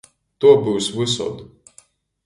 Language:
Latgalian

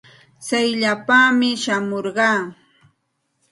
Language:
Santa Ana de Tusi Pasco Quechua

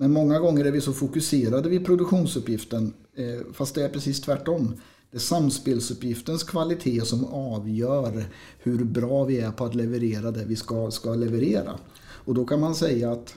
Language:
Swedish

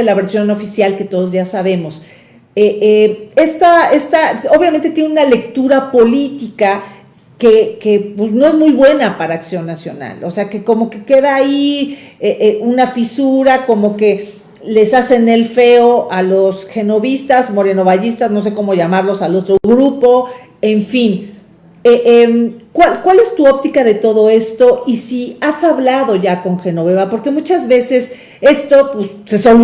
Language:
Spanish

